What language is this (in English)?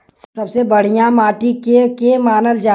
Bhojpuri